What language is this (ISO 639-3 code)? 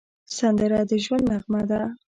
pus